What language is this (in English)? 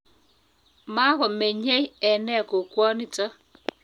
Kalenjin